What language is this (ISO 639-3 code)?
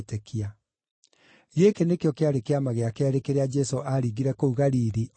kik